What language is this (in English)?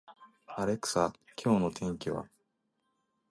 Japanese